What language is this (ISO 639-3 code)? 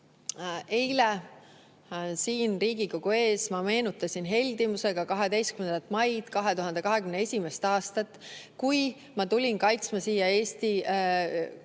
est